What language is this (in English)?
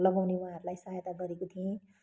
Nepali